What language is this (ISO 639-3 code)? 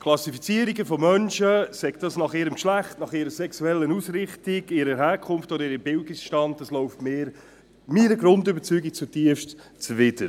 gsw